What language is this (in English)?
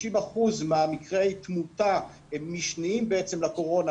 Hebrew